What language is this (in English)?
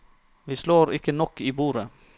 Norwegian